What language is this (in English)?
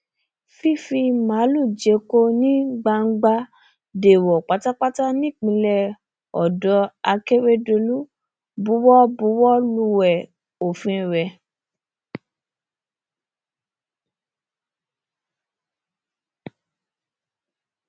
Yoruba